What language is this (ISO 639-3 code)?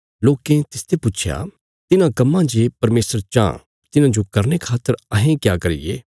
kfs